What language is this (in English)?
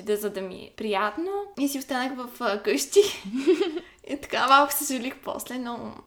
Bulgarian